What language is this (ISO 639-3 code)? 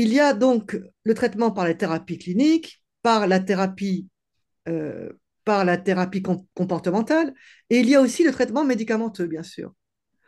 fra